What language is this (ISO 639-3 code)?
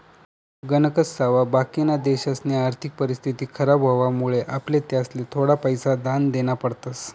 mar